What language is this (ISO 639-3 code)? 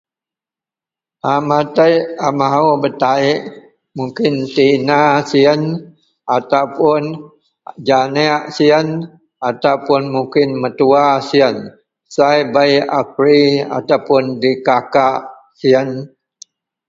mel